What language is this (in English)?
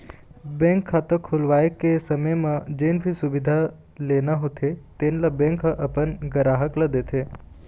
Chhattisgarhi